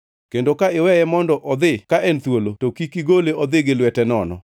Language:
Luo (Kenya and Tanzania)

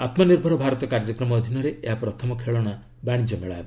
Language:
Odia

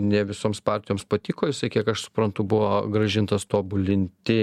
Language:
Lithuanian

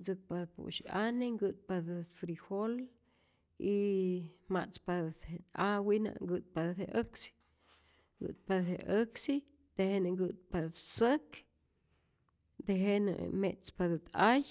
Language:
Rayón Zoque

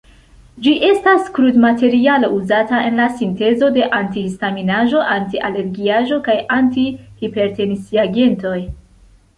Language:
Esperanto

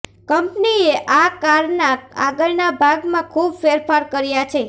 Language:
Gujarati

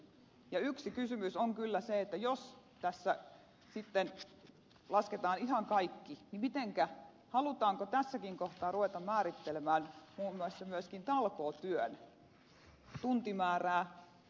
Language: Finnish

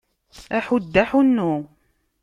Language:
Kabyle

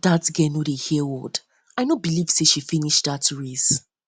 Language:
Nigerian Pidgin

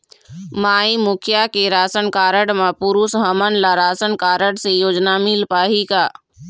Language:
Chhattisgarhi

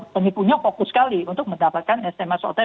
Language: Indonesian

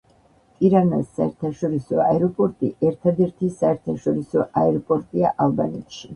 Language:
Georgian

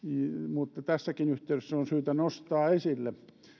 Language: Finnish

